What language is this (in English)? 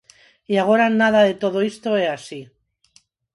Galician